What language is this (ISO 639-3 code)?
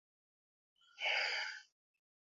ben